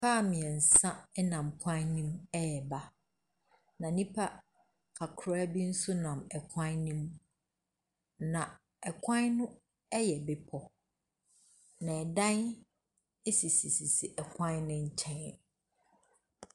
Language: Akan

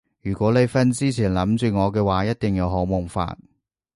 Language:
Cantonese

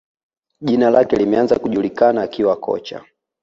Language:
Swahili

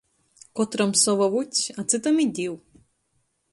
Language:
Latgalian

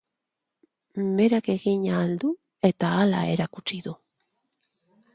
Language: Basque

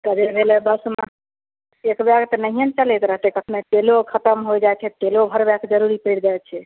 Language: Maithili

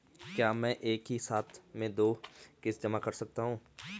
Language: Hindi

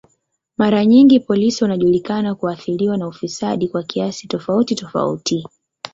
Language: Swahili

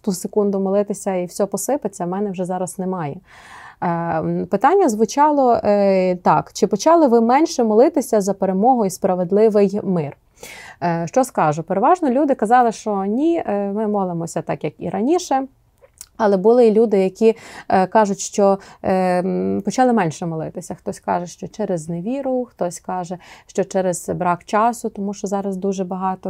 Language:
Ukrainian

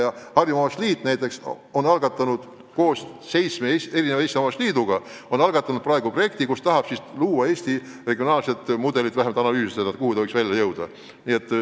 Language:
Estonian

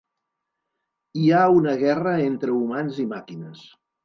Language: Catalan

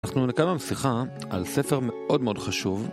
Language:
Hebrew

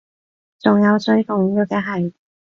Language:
Cantonese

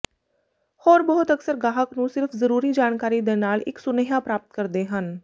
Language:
Punjabi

